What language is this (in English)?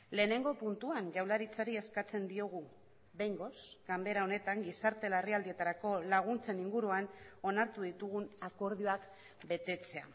Basque